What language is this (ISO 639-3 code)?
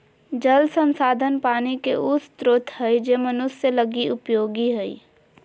mag